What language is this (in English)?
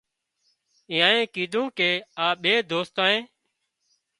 Wadiyara Koli